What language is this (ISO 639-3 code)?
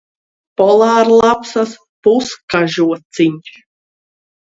lav